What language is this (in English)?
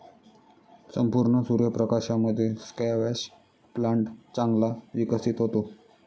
Marathi